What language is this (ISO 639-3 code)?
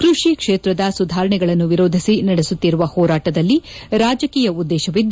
kan